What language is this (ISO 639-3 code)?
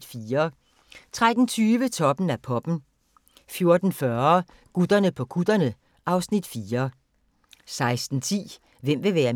dan